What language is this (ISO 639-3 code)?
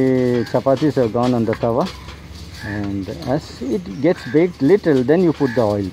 eng